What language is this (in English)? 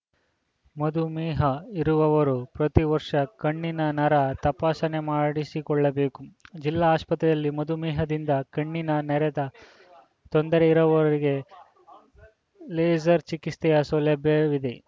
Kannada